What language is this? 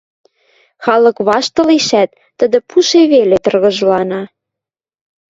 Western Mari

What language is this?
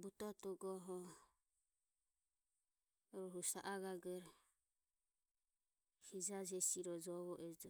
Ömie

